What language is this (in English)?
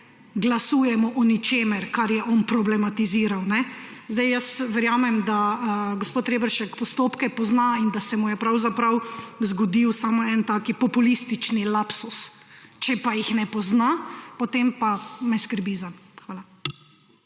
Slovenian